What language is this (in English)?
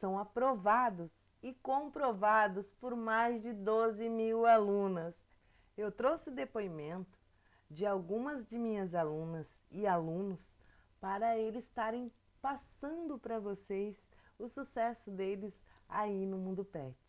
Portuguese